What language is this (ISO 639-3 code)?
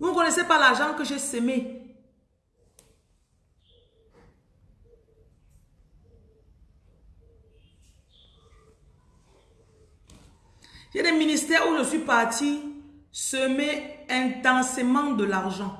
fra